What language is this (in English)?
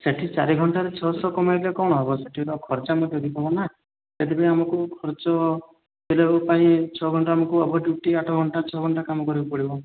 Odia